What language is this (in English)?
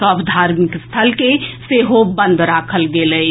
Maithili